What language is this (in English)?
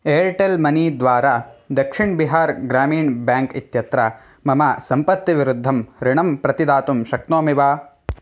Sanskrit